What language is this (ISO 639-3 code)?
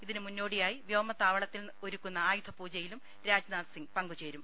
mal